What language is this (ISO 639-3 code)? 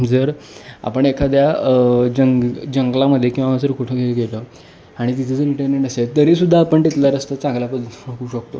mar